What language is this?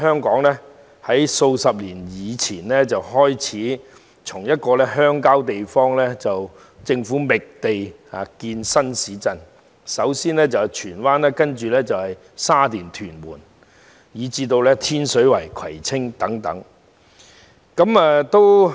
Cantonese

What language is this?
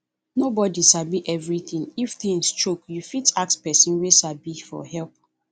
Nigerian Pidgin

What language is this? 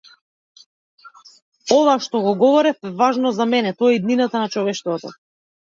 Macedonian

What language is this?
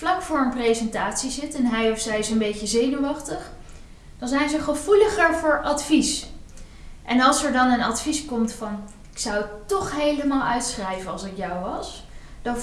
Dutch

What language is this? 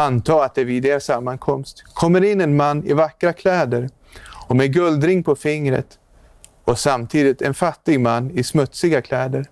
Swedish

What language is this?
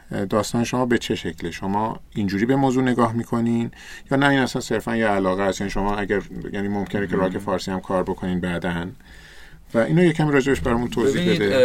Persian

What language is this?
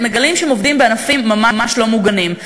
Hebrew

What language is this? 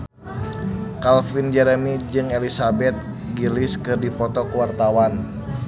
Sundanese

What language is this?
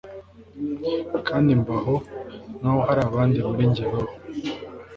Kinyarwanda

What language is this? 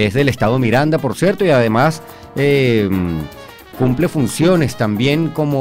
Spanish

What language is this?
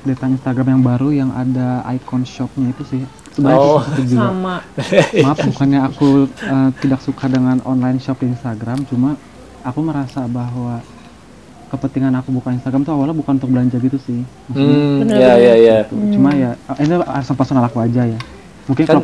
Indonesian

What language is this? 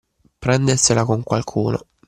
Italian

